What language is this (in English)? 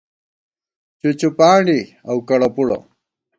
Gawar-Bati